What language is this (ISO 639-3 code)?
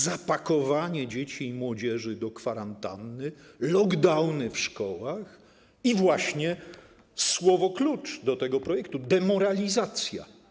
pol